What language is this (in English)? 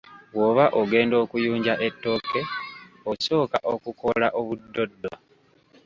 Ganda